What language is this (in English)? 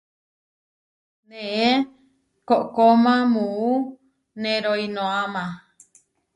Huarijio